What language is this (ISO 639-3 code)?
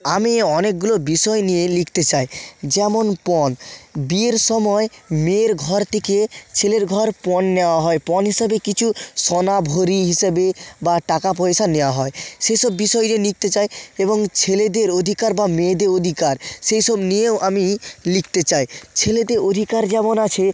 ben